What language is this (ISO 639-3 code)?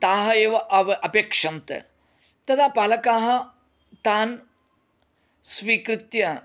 san